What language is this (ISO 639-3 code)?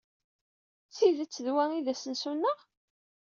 kab